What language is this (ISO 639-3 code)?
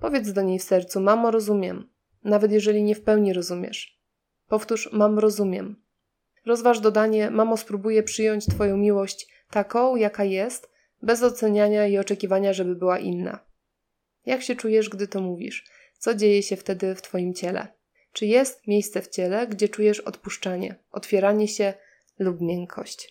pol